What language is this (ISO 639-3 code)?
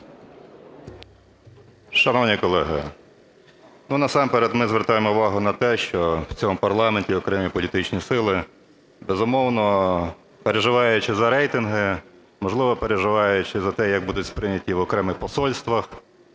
ukr